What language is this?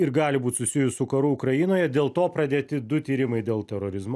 Lithuanian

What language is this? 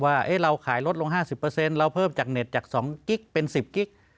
Thai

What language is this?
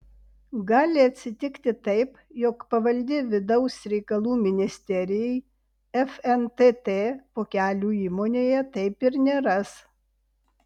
Lithuanian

